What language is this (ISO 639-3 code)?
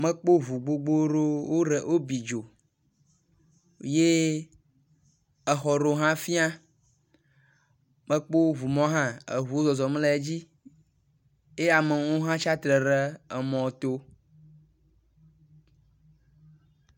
ewe